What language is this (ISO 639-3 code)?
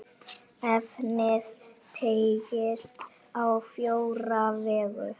isl